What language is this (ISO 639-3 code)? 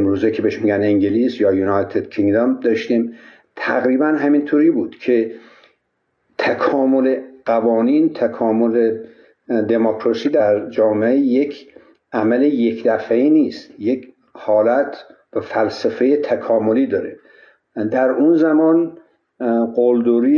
fas